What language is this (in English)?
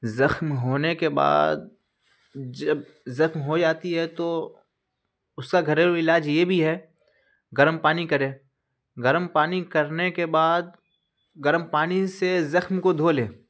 Urdu